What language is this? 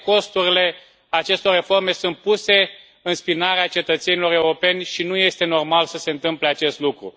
Romanian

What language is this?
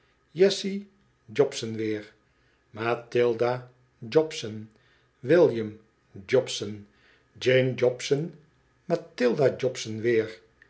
Dutch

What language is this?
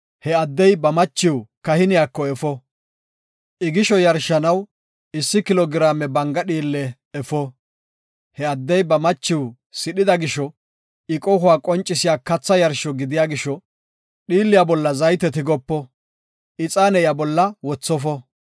Gofa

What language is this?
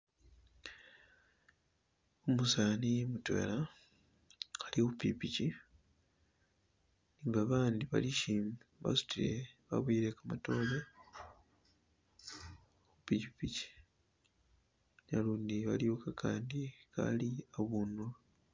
Masaaba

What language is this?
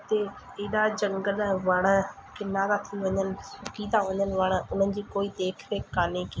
Sindhi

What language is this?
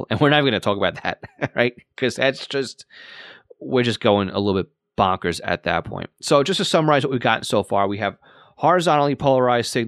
English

